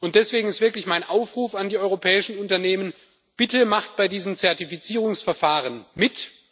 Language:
German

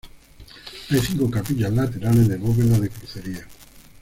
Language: Spanish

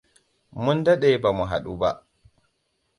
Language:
Hausa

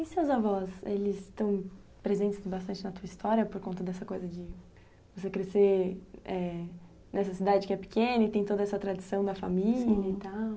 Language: Portuguese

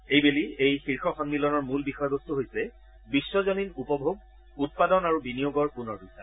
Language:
Assamese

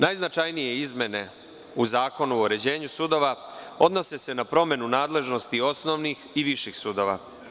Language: Serbian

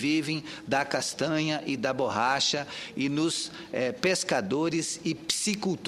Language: Portuguese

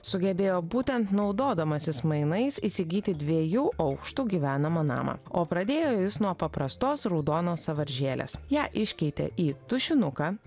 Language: Lithuanian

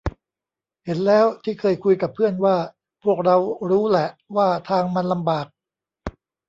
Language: Thai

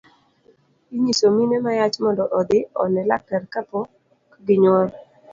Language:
Luo (Kenya and Tanzania)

